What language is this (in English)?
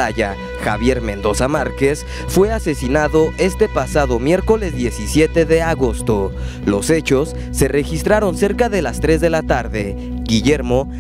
Spanish